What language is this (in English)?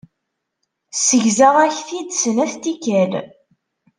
Kabyle